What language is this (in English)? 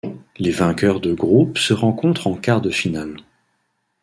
French